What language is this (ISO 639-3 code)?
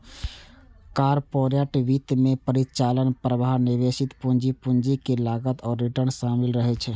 mai